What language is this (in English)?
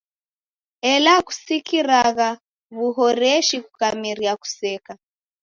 Taita